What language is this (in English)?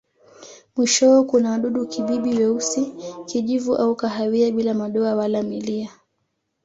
Swahili